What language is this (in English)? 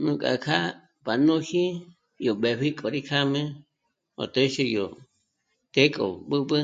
Michoacán Mazahua